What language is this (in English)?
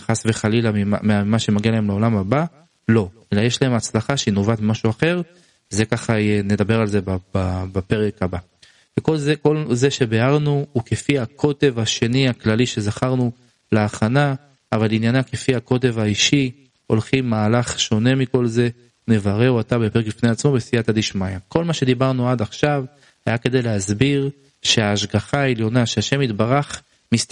Hebrew